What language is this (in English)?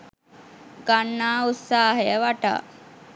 Sinhala